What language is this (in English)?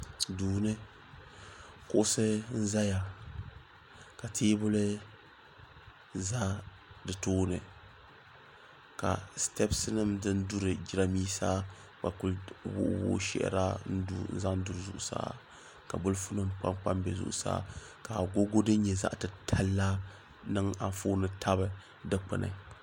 Dagbani